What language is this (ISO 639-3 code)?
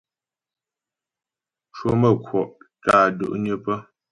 bbj